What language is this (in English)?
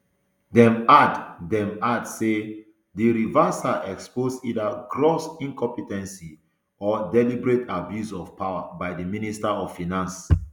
Nigerian Pidgin